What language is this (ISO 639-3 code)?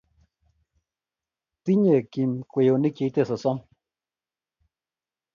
kln